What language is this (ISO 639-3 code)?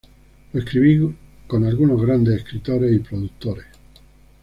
spa